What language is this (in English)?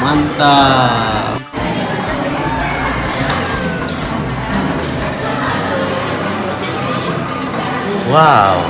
Indonesian